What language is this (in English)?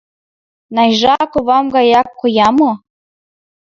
Mari